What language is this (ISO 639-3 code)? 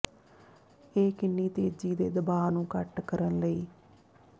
pan